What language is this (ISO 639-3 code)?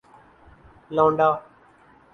urd